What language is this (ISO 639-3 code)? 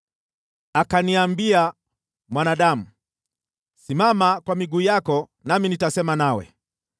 swa